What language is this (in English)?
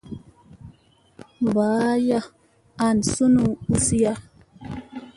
Musey